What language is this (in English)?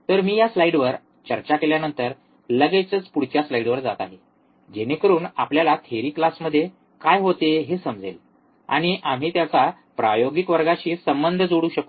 Marathi